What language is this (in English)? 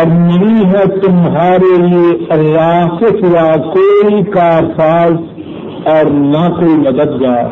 Urdu